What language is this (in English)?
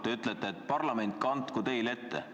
Estonian